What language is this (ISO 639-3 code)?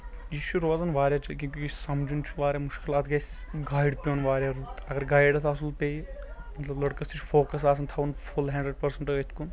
kas